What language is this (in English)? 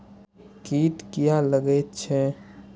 Maithili